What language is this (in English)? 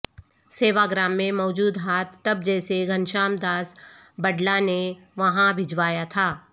Urdu